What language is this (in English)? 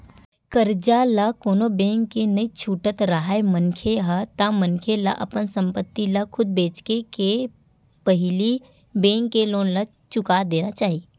Chhattisgarhi